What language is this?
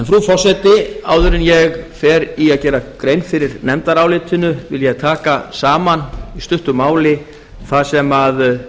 Icelandic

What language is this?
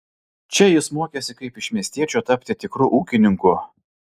Lithuanian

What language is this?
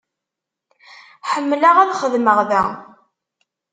Kabyle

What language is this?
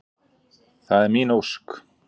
Icelandic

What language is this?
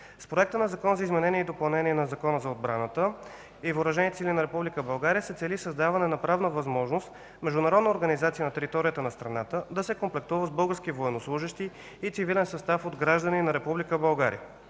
Bulgarian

